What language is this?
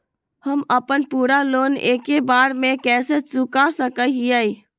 Magahi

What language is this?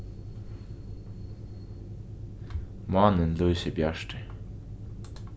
Faroese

